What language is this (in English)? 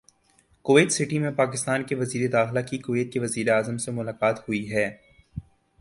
Urdu